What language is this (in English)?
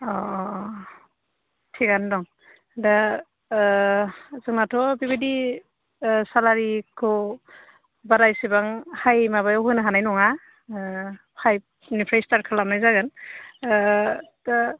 Bodo